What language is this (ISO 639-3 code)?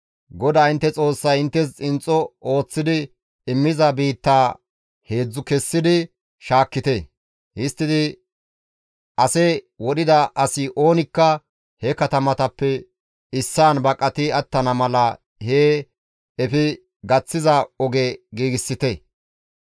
gmv